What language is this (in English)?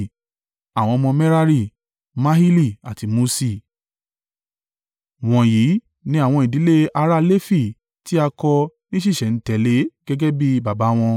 Yoruba